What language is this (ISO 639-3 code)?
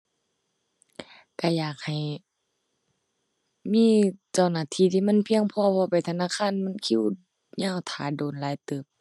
tha